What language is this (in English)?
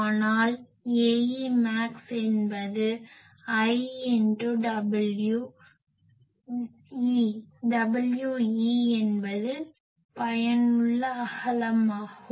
Tamil